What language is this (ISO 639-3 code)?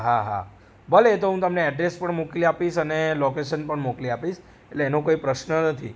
guj